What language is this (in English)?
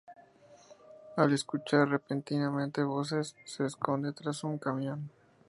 Spanish